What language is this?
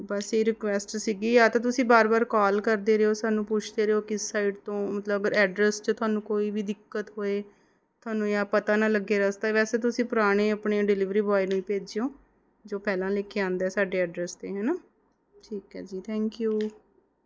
Punjabi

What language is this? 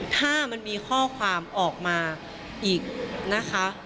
Thai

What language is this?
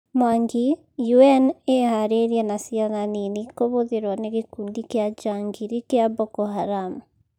Kikuyu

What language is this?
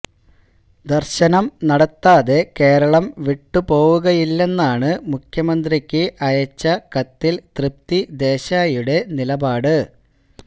Malayalam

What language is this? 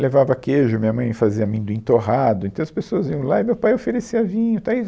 Portuguese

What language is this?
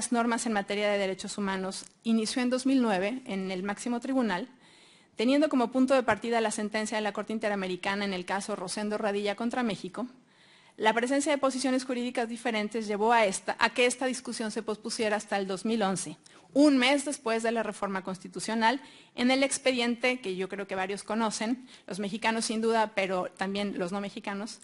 Spanish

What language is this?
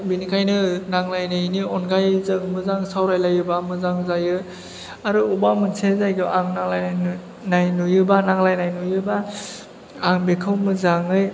Bodo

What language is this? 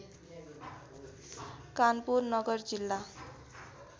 Nepali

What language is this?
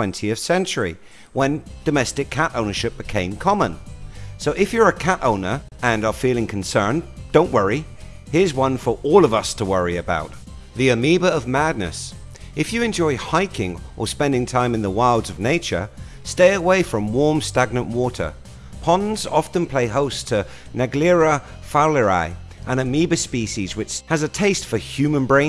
English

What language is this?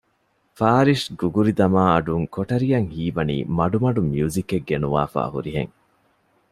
Divehi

